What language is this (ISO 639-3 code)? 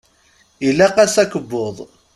kab